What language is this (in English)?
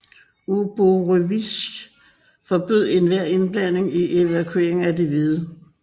Danish